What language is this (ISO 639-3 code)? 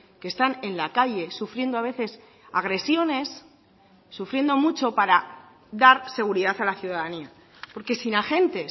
spa